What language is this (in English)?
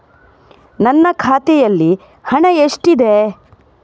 Kannada